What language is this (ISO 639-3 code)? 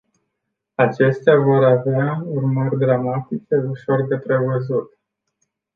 ron